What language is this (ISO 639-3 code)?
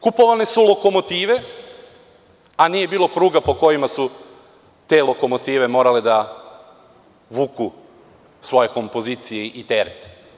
srp